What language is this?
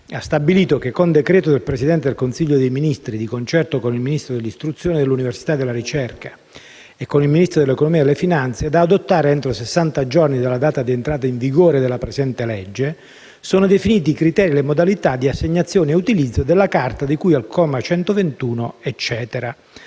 Italian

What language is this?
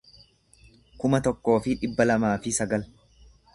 Oromo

